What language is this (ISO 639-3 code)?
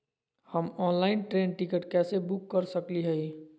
mag